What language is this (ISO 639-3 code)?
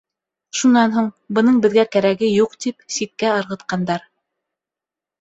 bak